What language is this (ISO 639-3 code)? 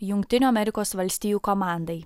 lit